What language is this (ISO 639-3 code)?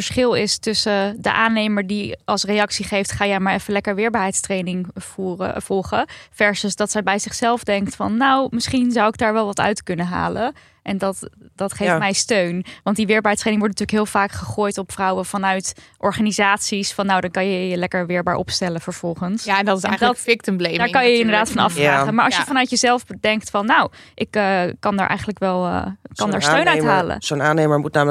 nld